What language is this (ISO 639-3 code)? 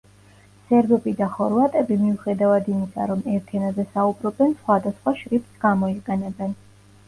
kat